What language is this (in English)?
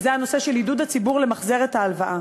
Hebrew